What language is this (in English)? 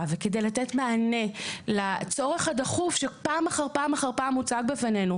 Hebrew